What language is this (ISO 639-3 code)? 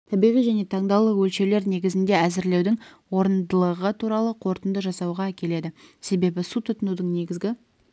kaz